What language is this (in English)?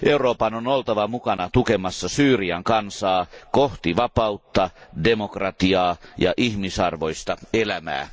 Finnish